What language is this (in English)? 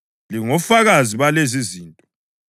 North Ndebele